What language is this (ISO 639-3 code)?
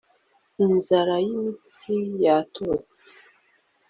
kin